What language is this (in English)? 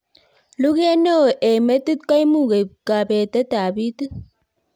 Kalenjin